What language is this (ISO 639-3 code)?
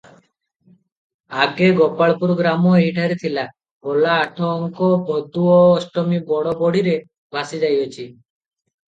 ori